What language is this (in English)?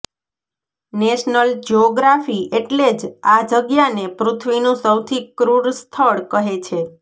Gujarati